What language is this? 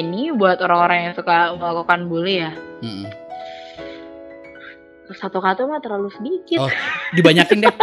Indonesian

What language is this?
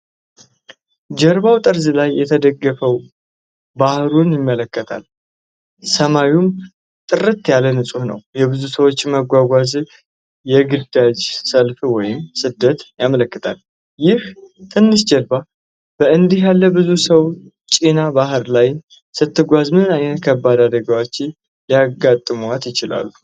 Amharic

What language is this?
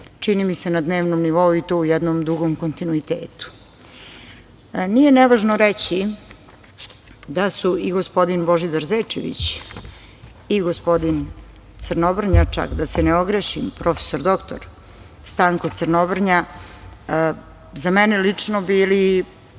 Serbian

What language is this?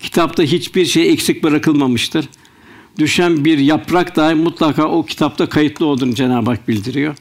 Turkish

